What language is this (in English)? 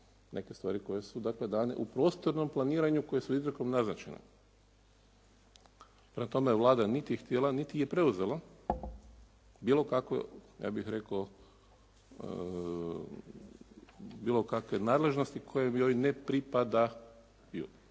Croatian